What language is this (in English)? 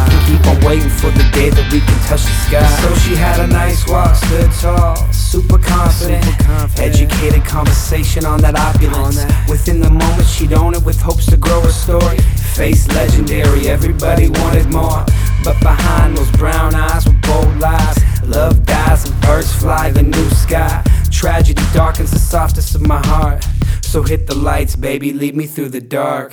English